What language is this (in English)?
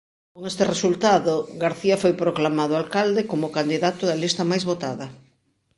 Galician